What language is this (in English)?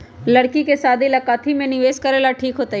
Magahi